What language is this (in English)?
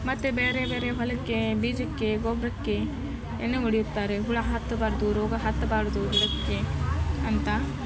Kannada